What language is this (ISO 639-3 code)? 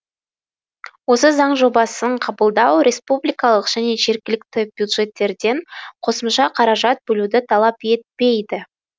kaz